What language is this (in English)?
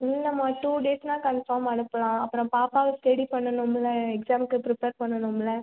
Tamil